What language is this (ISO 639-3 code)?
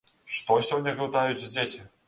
bel